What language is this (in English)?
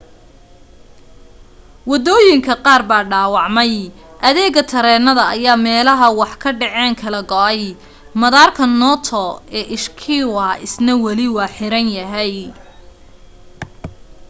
Somali